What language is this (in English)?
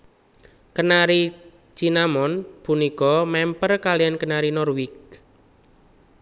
Javanese